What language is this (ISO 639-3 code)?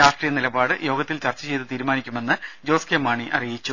mal